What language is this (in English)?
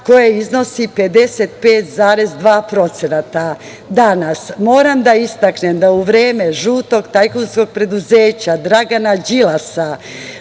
Serbian